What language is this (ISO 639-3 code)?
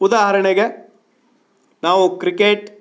kan